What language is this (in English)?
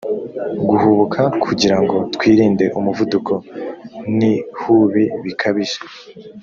Kinyarwanda